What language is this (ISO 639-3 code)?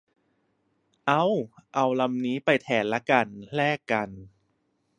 tha